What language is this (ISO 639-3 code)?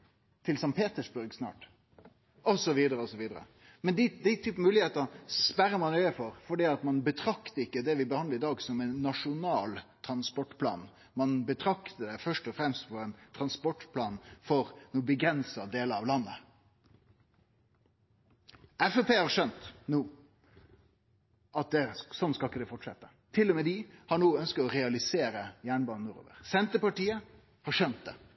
nno